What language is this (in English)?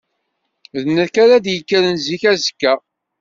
Kabyle